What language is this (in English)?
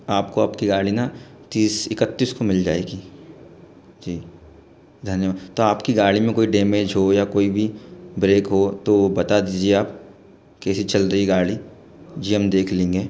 Hindi